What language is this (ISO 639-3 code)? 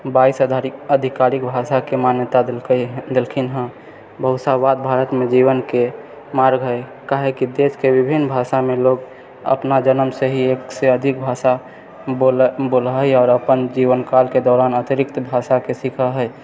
mai